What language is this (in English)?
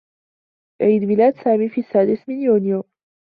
Arabic